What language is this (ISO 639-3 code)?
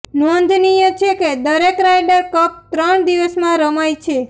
guj